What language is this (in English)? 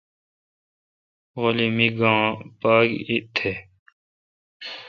Kalkoti